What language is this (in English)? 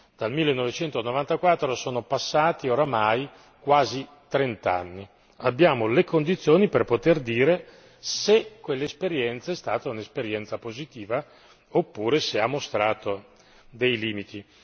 Italian